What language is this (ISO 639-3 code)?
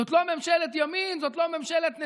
heb